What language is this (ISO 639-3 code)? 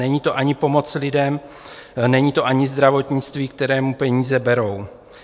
ces